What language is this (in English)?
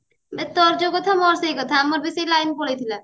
Odia